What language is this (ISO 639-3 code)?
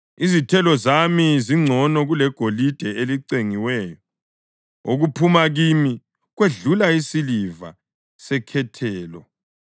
nde